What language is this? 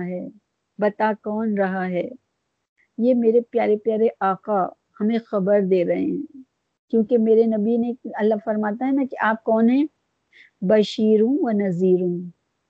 Urdu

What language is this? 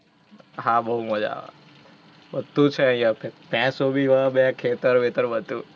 Gujarati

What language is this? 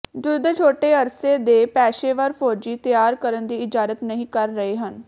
Punjabi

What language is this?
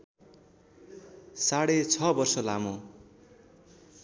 Nepali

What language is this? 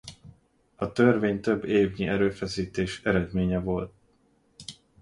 Hungarian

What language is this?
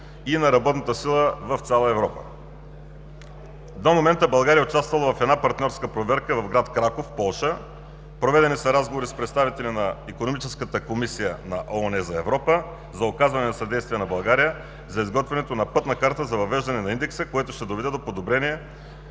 Bulgarian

